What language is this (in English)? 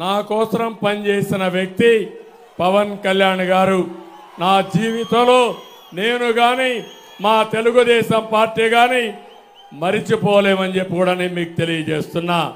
Telugu